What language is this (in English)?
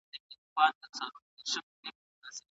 Pashto